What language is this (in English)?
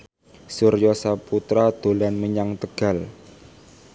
Javanese